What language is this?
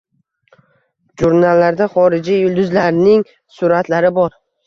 Uzbek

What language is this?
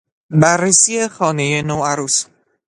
Persian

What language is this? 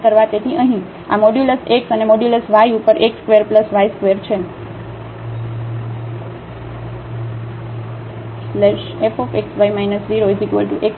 Gujarati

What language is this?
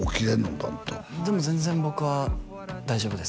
Japanese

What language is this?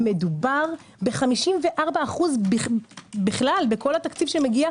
Hebrew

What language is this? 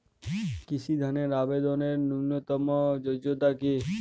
Bangla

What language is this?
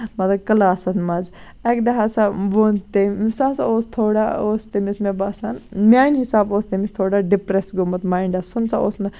Kashmiri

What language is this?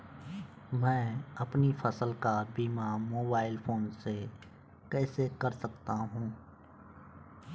Hindi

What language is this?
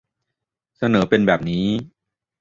Thai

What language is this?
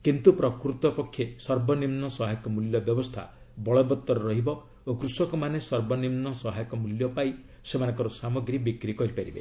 Odia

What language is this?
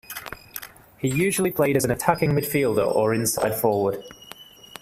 English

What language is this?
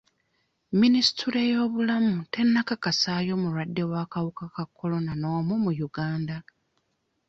Ganda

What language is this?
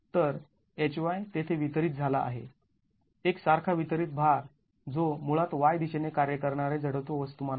Marathi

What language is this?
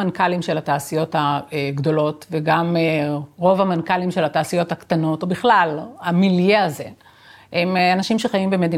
Hebrew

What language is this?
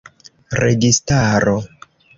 Esperanto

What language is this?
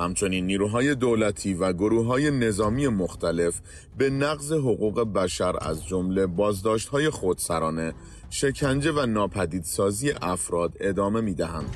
Persian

